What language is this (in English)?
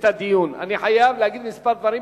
Hebrew